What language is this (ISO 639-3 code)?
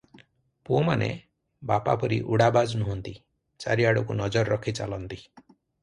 ori